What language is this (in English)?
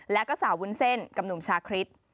Thai